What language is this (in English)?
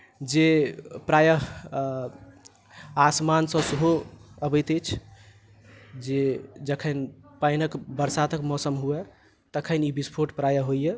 Maithili